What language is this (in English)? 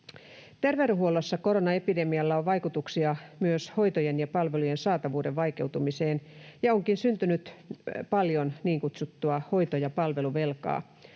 Finnish